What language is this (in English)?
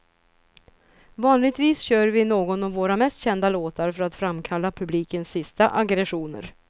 Swedish